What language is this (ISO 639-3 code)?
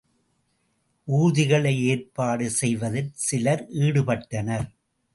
tam